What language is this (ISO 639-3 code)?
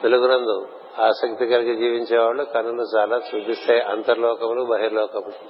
tel